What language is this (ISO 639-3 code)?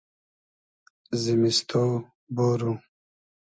haz